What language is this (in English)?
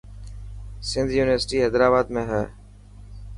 Dhatki